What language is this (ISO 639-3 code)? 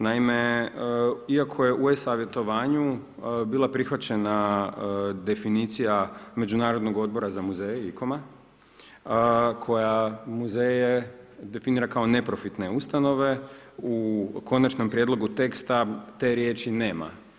hrv